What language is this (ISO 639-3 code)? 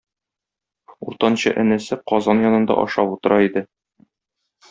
tat